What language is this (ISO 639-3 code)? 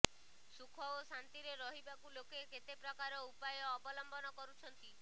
ori